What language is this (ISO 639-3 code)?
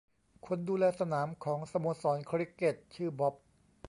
tha